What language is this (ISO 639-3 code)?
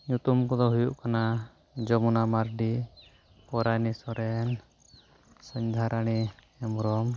sat